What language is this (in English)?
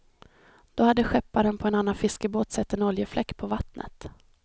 Swedish